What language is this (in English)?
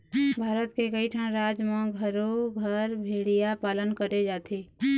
Chhattisgarhi